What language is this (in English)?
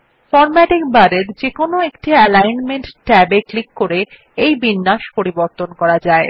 Bangla